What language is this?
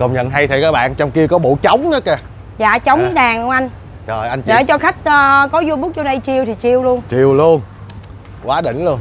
Vietnamese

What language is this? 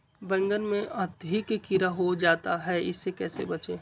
Magahi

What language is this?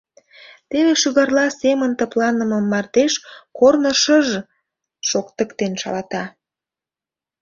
Mari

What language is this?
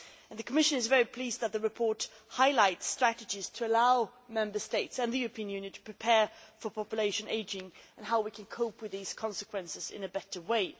English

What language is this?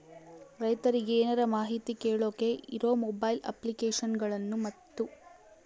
Kannada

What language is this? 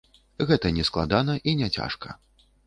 Belarusian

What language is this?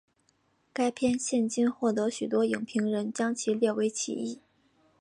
Chinese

